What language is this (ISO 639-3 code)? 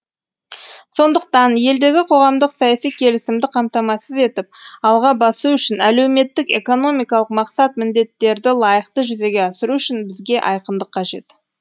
kaz